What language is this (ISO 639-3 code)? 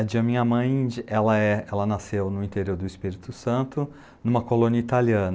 por